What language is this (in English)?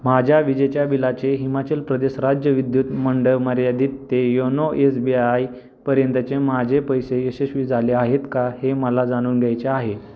Marathi